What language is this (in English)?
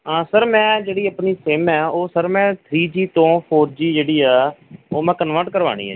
Punjabi